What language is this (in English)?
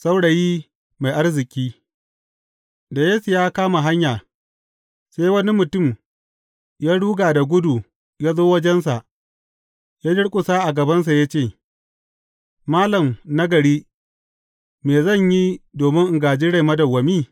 Hausa